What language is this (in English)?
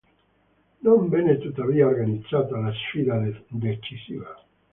Italian